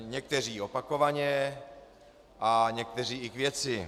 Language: Czech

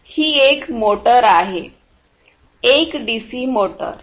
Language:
Marathi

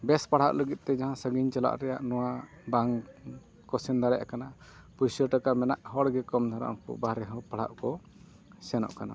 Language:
Santali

